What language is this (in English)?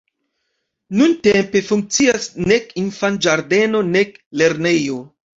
Esperanto